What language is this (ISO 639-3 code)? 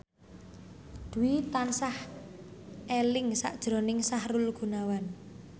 jav